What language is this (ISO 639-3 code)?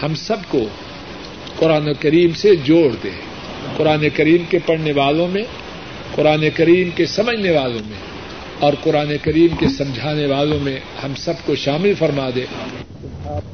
urd